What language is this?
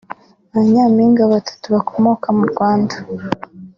Kinyarwanda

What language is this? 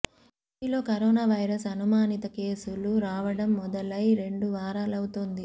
Telugu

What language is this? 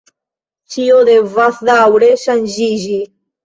Esperanto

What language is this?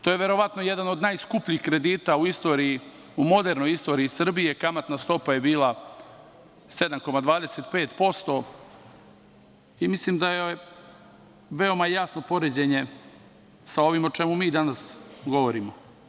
Serbian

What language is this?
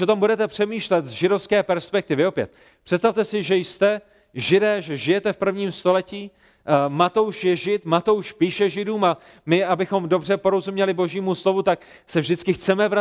Czech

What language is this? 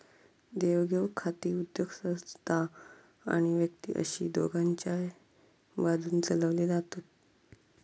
Marathi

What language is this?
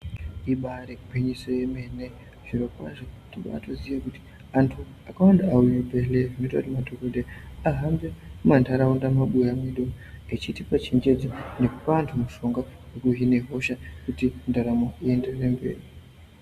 Ndau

